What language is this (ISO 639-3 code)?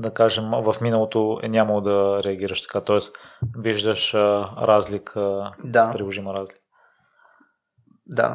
bul